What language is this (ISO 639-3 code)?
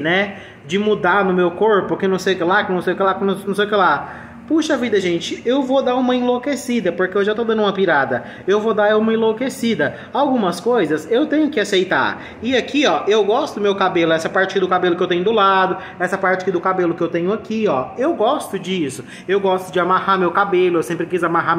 por